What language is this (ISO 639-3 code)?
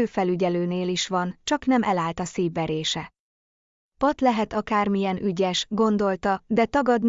hun